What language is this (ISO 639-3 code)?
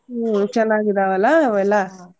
kan